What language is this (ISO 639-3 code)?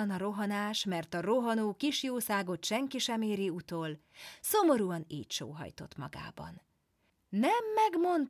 hun